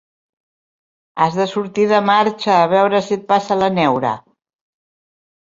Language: Catalan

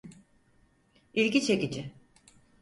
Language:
Turkish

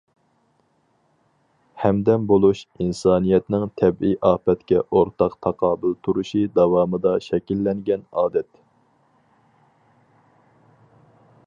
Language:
Uyghur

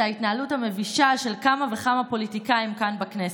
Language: Hebrew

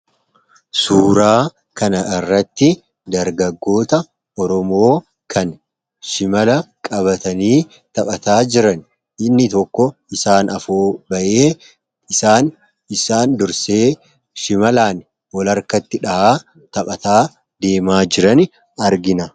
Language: Oromo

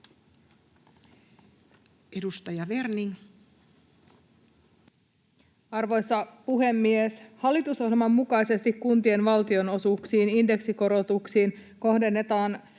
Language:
Finnish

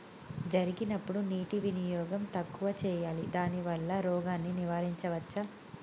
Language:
Telugu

